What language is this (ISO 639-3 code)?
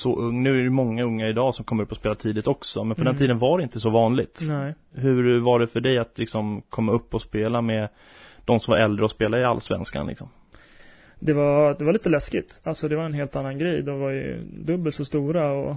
swe